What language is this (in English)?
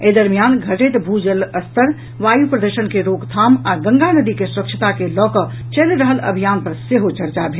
Maithili